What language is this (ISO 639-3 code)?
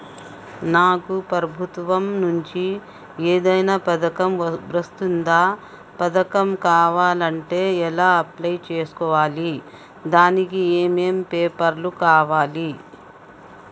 tel